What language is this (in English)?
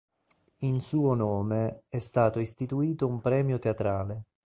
Italian